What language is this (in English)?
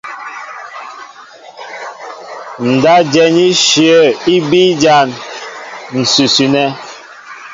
Mbo (Cameroon)